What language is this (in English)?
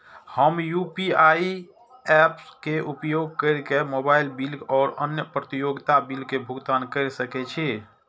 Maithili